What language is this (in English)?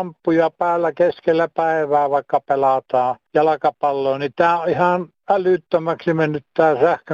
Finnish